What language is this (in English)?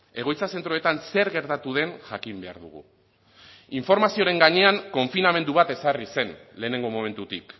Basque